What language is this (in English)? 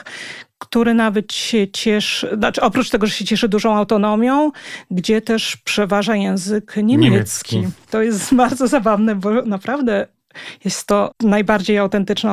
Polish